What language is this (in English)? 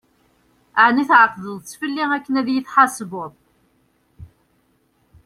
Kabyle